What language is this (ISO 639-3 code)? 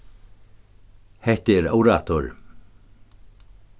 fao